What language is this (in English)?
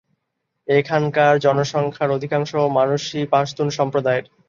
Bangla